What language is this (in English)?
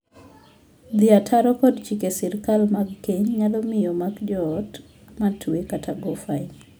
Luo (Kenya and Tanzania)